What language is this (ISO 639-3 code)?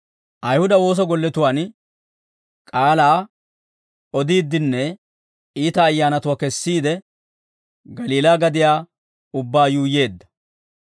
dwr